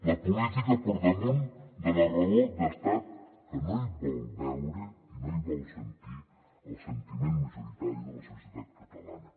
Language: Catalan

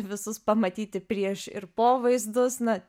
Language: Lithuanian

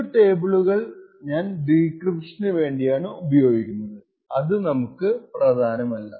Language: Malayalam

